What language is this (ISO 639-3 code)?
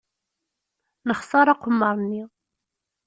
kab